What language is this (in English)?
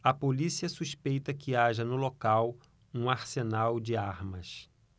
Portuguese